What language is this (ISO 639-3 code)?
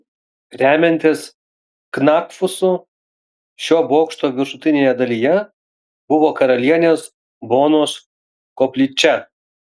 lit